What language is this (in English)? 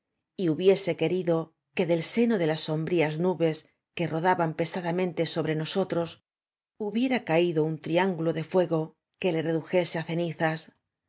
Spanish